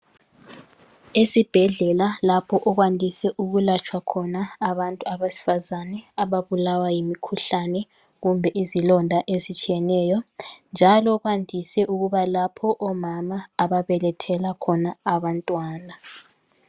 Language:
North Ndebele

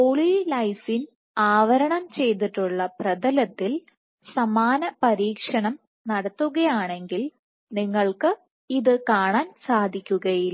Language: Malayalam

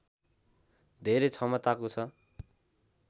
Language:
Nepali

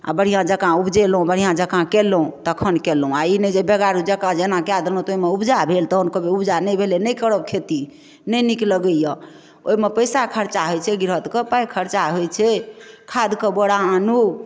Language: Maithili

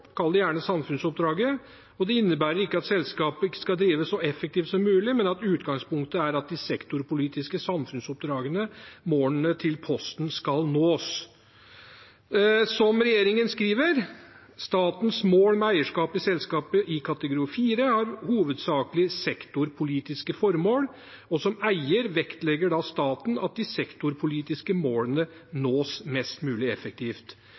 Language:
Norwegian Bokmål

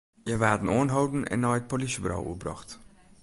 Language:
Western Frisian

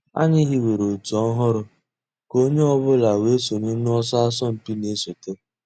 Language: Igbo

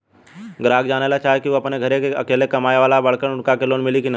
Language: Bhojpuri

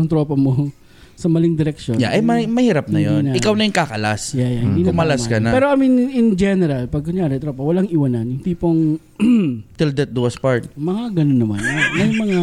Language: Filipino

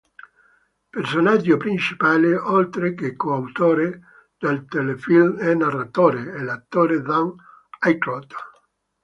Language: Italian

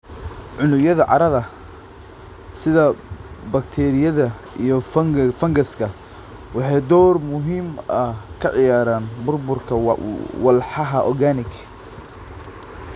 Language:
Somali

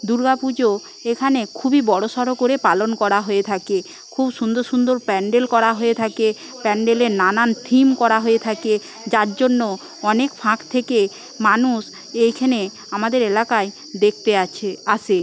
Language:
Bangla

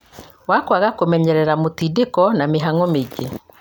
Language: Kikuyu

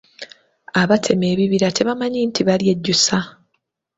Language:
Ganda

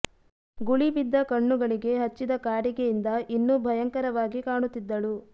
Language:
Kannada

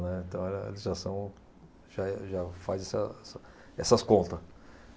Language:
Portuguese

